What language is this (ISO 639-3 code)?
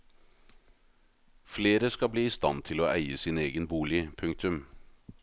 nor